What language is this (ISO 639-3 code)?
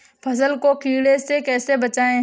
hin